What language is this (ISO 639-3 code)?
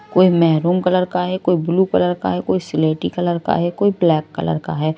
hin